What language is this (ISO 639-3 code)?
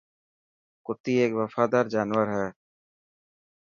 mki